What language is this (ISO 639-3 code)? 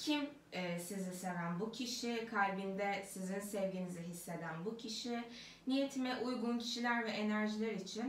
tur